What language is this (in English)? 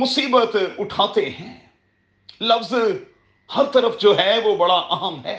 Urdu